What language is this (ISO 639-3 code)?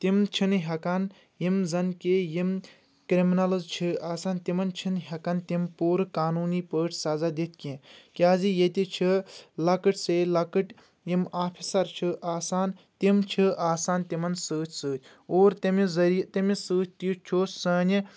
kas